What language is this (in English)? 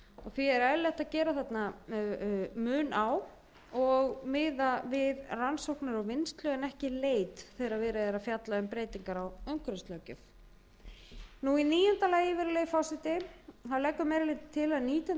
Icelandic